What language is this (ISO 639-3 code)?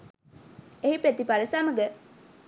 sin